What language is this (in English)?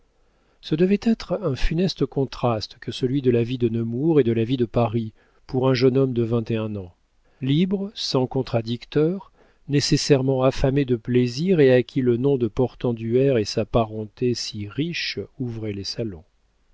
French